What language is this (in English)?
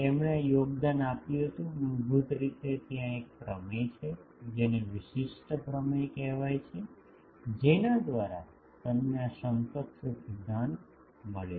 Gujarati